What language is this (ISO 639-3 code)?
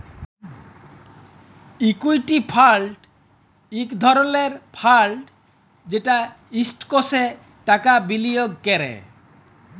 ben